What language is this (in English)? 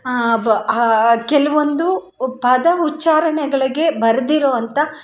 Kannada